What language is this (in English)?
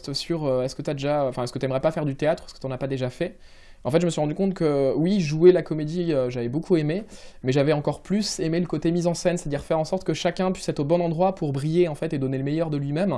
French